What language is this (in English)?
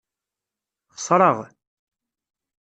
Kabyle